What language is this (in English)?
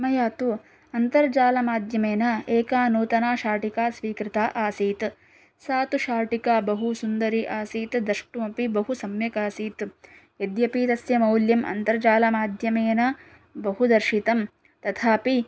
Sanskrit